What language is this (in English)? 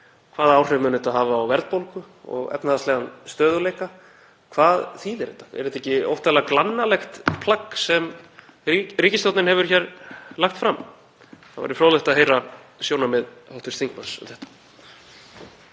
Icelandic